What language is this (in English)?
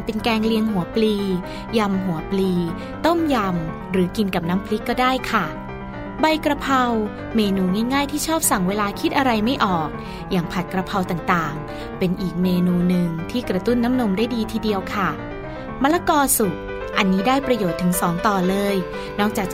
Thai